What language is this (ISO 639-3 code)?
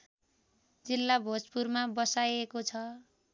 nep